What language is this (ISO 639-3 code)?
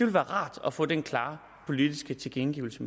dan